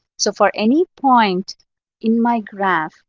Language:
English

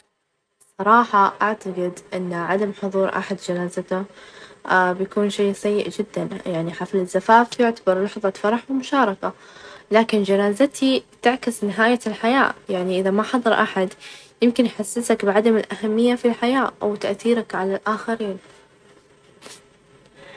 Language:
Najdi Arabic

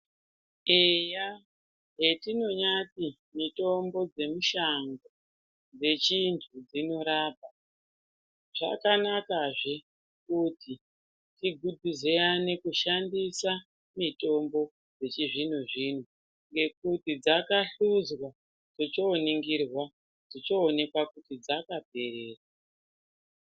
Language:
Ndau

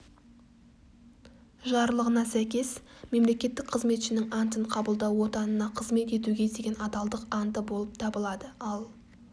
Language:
Kazakh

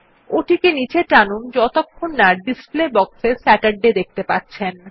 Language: Bangla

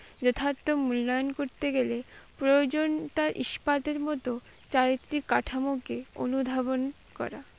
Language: Bangla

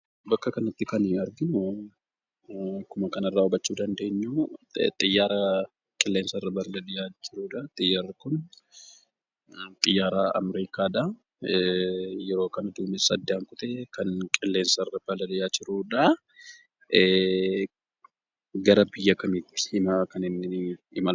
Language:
Oromo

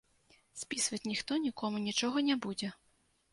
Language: Belarusian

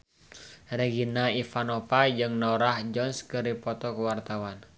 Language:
Sundanese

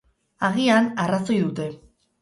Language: Basque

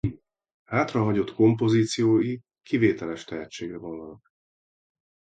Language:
Hungarian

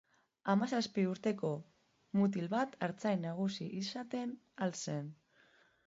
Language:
Basque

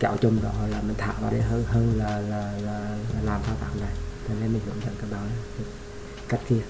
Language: Vietnamese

